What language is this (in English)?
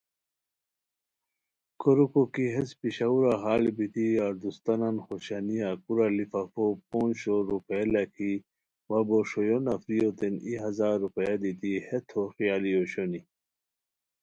Khowar